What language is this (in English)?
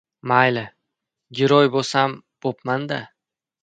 Uzbek